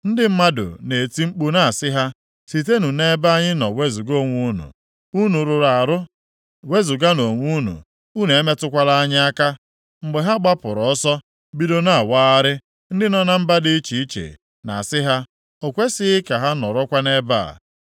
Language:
Igbo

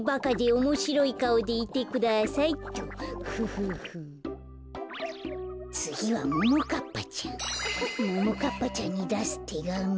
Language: Japanese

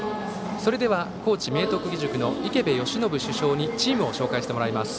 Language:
Japanese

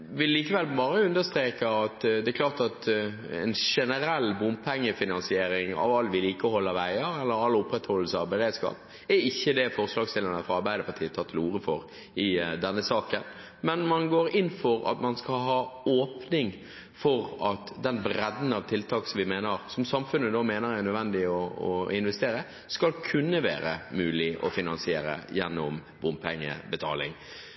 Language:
Norwegian Bokmål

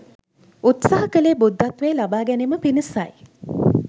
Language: Sinhala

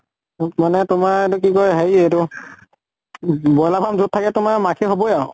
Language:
Assamese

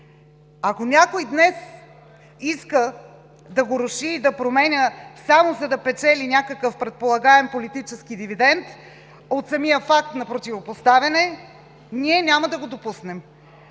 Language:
Bulgarian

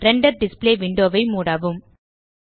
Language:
Tamil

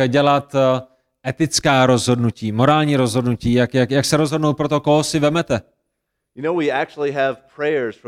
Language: Czech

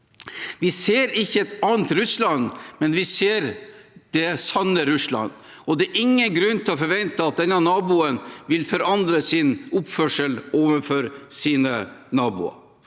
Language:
Norwegian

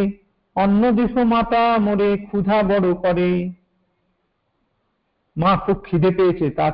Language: Hindi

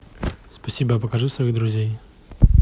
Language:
Russian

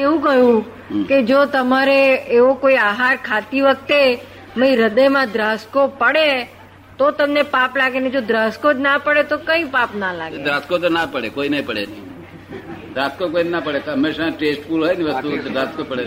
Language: Gujarati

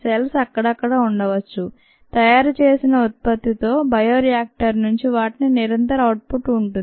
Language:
Telugu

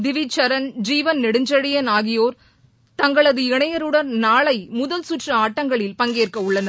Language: Tamil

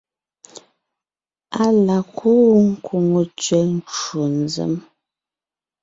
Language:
Ngiemboon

